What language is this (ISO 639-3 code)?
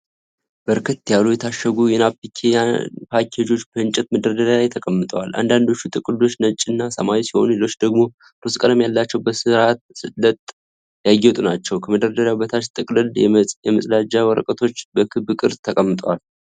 amh